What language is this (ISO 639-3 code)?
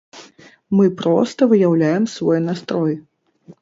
bel